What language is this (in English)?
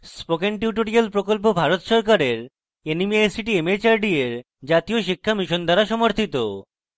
Bangla